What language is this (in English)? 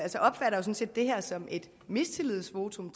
Danish